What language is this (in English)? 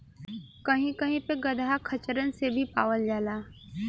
Bhojpuri